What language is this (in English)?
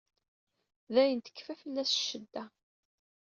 Kabyle